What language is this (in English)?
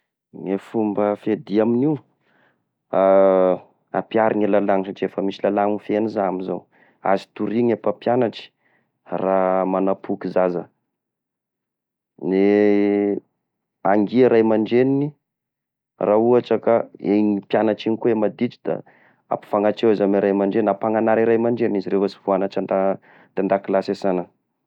Tesaka Malagasy